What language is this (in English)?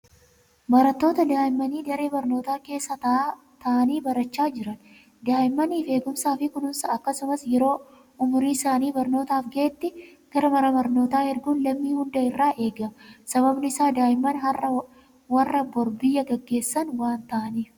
Oromo